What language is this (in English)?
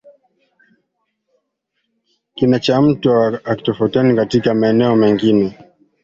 Swahili